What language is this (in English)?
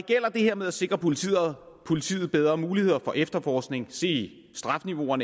Danish